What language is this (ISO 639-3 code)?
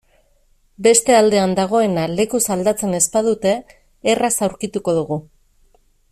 eus